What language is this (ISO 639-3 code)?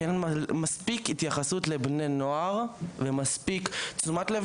heb